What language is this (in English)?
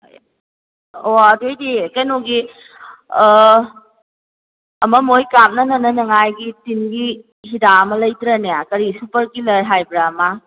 Manipuri